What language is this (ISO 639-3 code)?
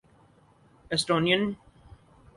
urd